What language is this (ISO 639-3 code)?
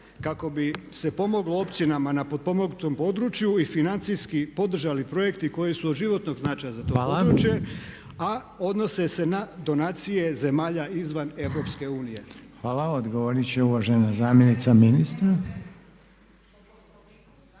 hrv